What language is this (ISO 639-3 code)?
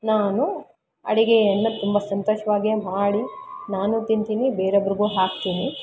kan